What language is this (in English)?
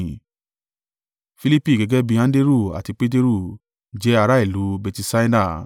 Yoruba